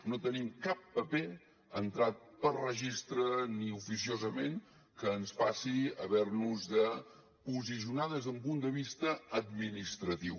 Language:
Catalan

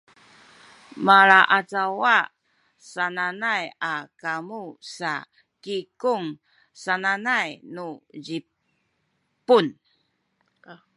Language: Sakizaya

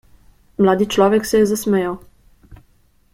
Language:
Slovenian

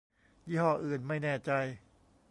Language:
Thai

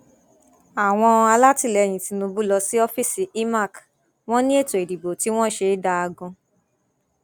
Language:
Yoruba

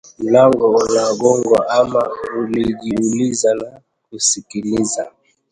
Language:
Swahili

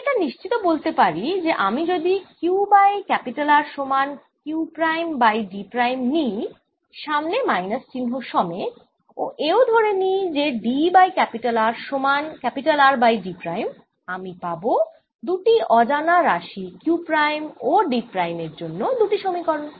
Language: Bangla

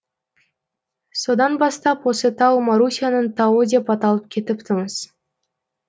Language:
Kazakh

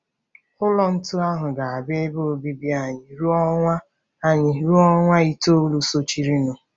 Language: Igbo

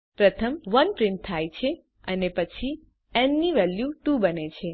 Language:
Gujarati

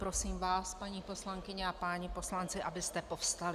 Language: Czech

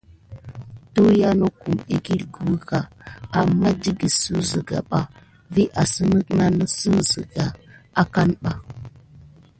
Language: Gidar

